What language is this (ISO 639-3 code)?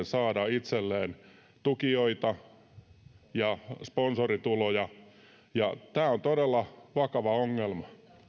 fin